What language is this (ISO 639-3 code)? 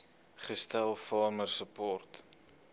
afr